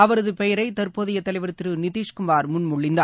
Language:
Tamil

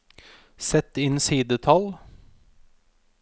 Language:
Norwegian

